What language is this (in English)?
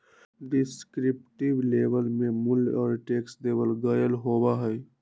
Magahi